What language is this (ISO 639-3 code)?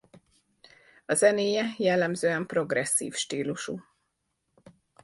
hun